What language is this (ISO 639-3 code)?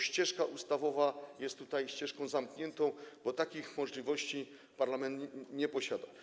pol